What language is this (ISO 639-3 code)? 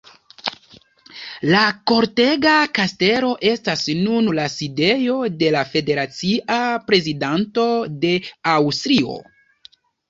epo